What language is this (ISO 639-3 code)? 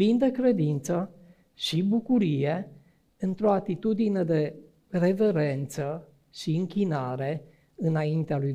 ron